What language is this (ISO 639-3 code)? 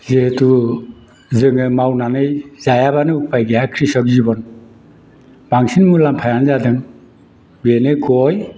brx